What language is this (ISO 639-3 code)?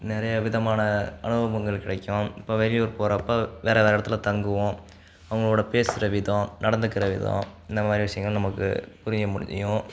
tam